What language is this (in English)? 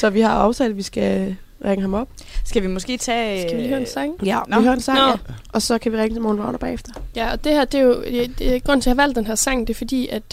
Danish